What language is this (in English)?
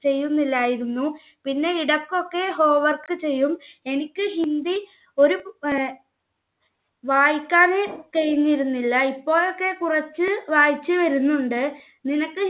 Malayalam